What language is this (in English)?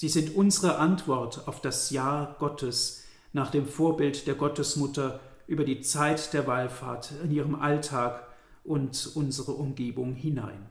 German